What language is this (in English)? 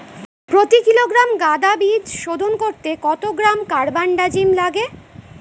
Bangla